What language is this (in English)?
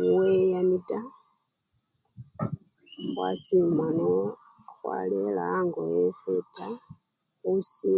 Luyia